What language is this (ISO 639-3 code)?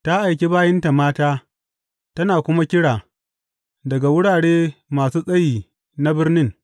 hau